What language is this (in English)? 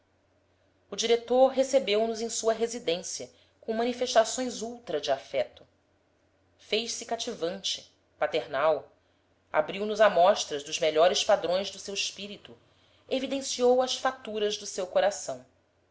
Portuguese